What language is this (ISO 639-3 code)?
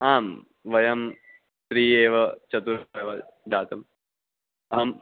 san